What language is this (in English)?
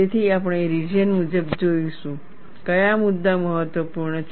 Gujarati